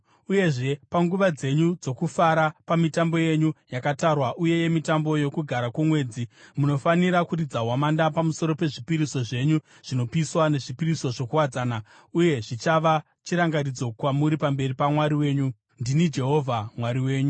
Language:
Shona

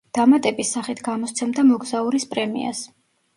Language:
Georgian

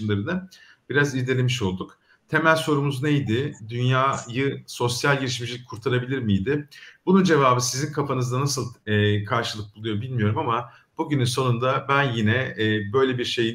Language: Turkish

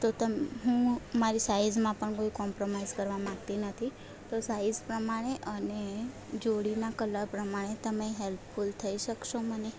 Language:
Gujarati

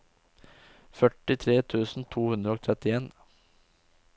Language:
Norwegian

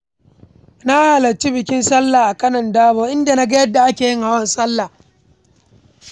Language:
Hausa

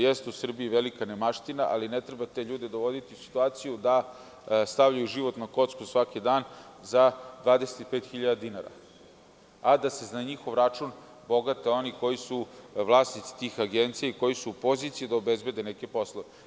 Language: Serbian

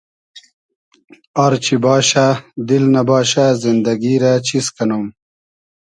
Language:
Hazaragi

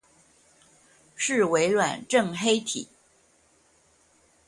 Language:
Chinese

